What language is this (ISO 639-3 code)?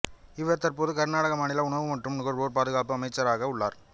tam